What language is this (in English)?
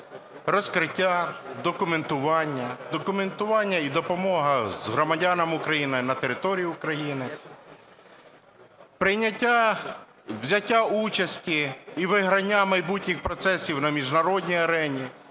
Ukrainian